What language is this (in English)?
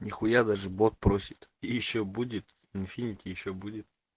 Russian